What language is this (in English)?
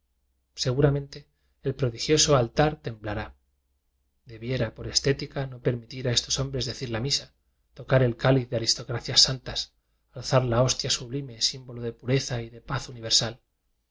Spanish